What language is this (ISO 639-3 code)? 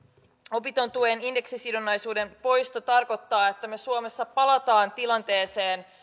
fin